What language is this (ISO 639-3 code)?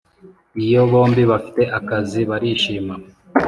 kin